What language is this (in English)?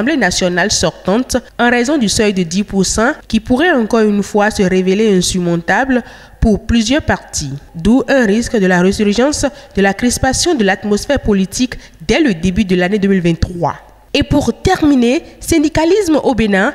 French